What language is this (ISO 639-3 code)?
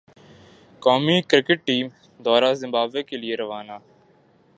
urd